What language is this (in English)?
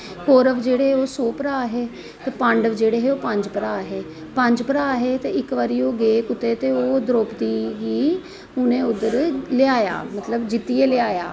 Dogri